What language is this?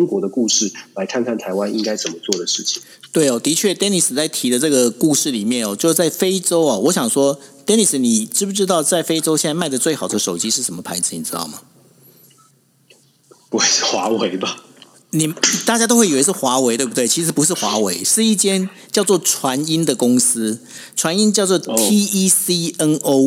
Chinese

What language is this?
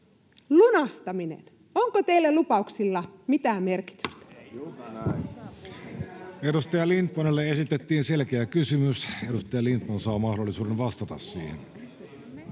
Finnish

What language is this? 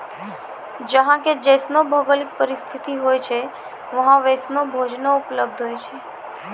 Maithili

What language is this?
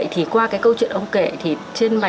Vietnamese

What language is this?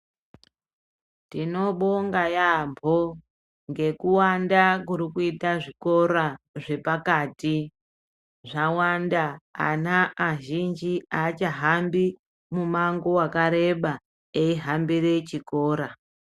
Ndau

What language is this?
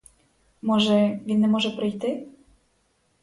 Ukrainian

